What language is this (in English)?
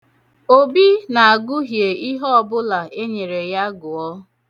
Igbo